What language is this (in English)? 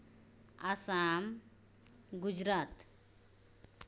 Santali